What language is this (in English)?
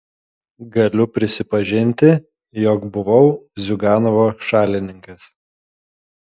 Lithuanian